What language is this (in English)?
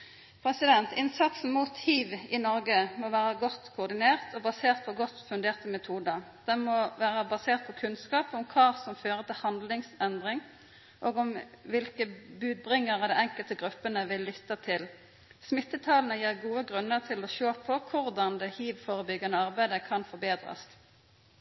Norwegian Nynorsk